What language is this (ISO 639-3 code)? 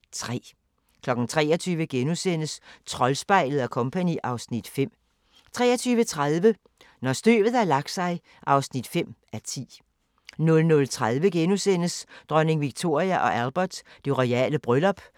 dan